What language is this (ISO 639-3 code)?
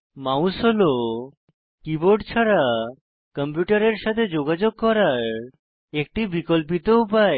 ben